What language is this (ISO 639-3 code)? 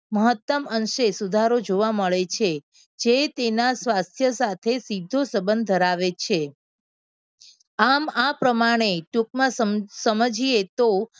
guj